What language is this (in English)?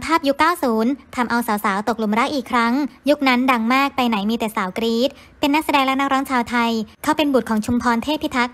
Thai